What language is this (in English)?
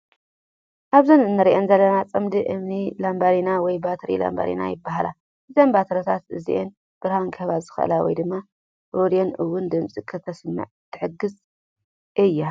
Tigrinya